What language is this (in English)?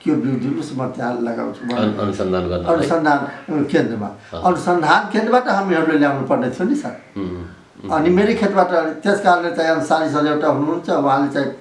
English